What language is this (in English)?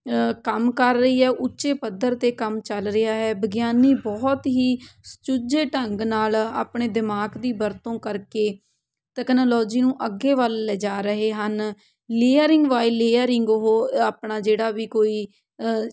Punjabi